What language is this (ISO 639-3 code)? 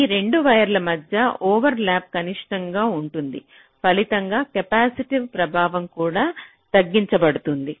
tel